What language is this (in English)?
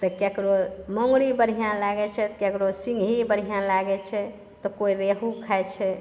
Maithili